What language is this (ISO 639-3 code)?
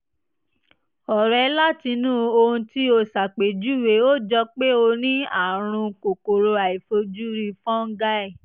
yor